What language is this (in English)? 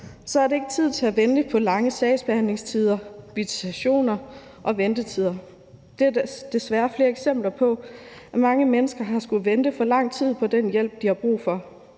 Danish